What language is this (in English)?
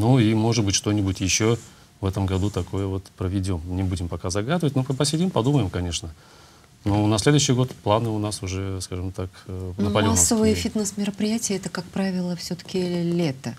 Russian